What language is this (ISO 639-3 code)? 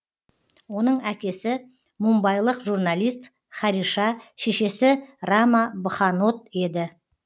kaz